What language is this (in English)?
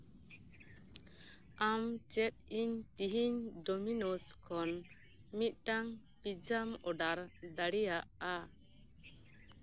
Santali